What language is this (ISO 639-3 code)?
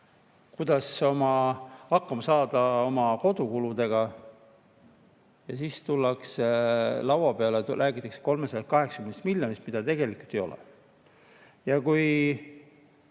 est